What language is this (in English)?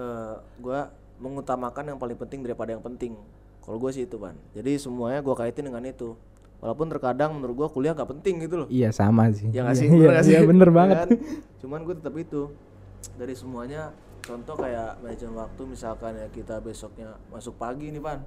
Indonesian